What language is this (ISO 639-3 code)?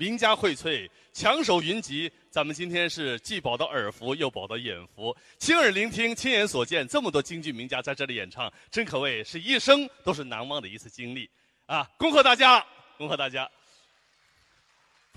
zho